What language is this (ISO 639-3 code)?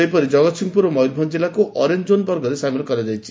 ori